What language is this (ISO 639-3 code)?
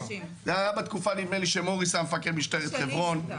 heb